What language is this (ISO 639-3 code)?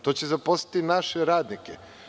srp